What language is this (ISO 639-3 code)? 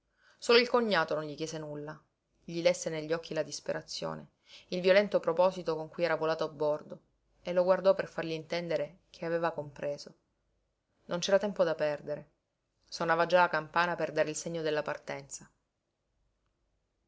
ita